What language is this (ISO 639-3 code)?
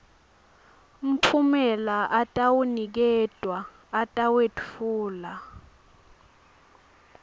ssw